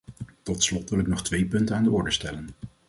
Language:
Dutch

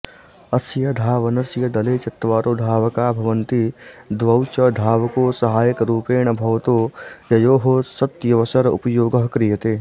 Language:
Sanskrit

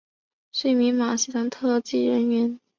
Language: Chinese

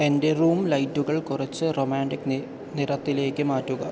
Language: Malayalam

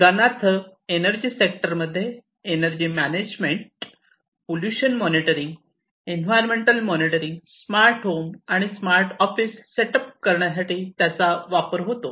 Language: Marathi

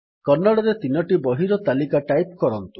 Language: Odia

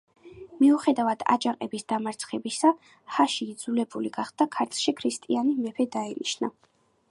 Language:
Georgian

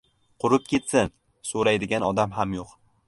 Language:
Uzbek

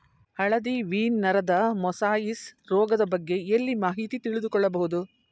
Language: Kannada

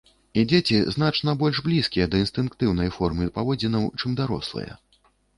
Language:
Belarusian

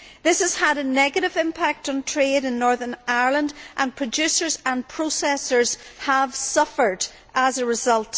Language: English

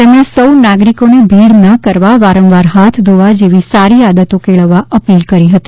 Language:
Gujarati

